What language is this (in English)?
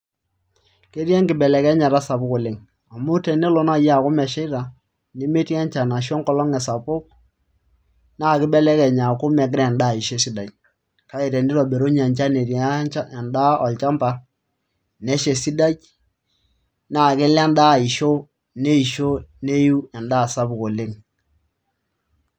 Masai